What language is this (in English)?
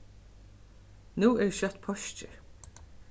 Faroese